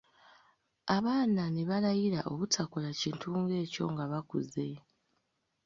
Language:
Ganda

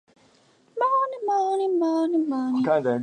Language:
Chinese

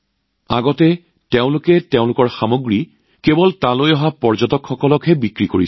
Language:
Assamese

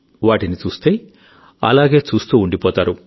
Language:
Telugu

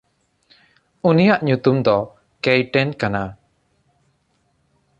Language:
Santali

